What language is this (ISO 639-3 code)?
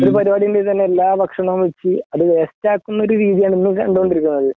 mal